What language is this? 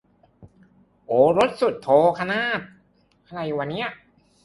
Thai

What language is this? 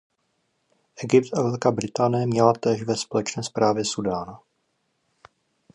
Czech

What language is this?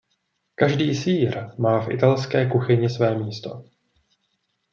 Czech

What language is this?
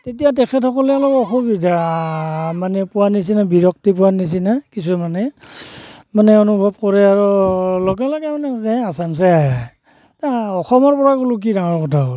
Assamese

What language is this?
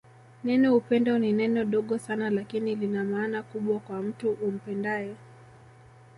Swahili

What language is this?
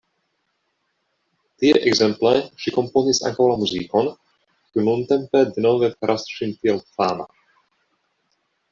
Esperanto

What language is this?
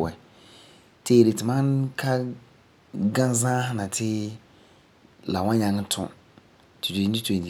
Frafra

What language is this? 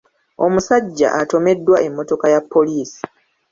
Ganda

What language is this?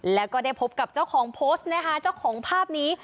Thai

